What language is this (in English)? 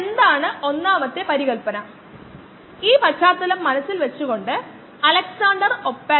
Malayalam